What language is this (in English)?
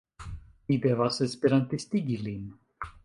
Esperanto